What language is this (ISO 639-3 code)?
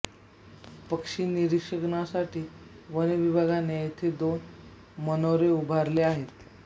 mar